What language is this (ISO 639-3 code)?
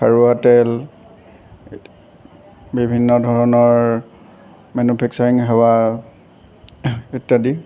asm